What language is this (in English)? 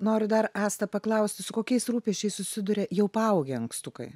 Lithuanian